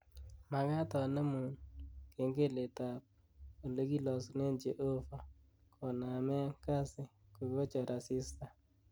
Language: Kalenjin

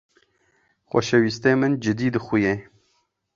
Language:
Kurdish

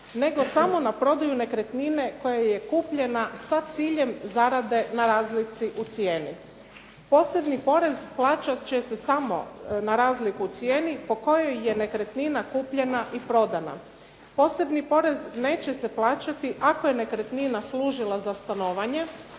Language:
Croatian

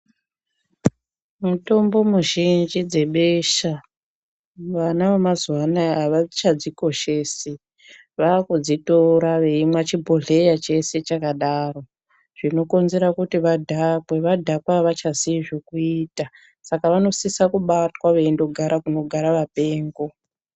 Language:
Ndau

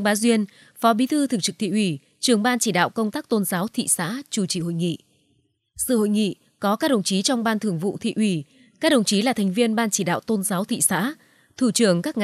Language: Vietnamese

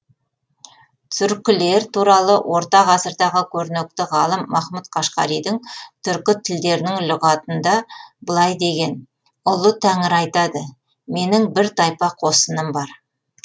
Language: Kazakh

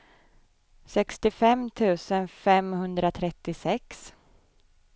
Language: Swedish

